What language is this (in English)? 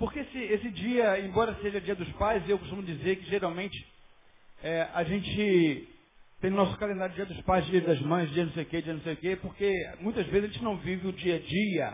Portuguese